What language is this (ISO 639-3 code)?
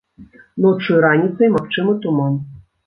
bel